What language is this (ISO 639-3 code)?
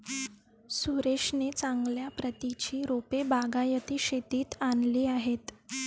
mar